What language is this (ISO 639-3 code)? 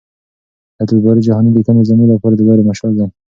pus